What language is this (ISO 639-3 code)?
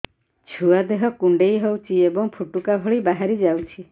ori